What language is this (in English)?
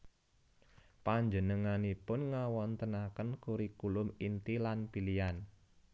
Javanese